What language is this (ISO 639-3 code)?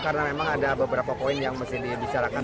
ind